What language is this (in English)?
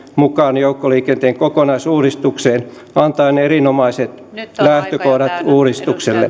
Finnish